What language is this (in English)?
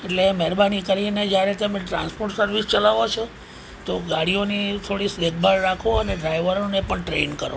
Gujarati